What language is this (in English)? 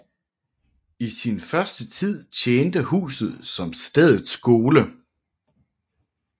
Danish